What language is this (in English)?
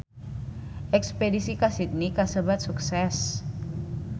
Sundanese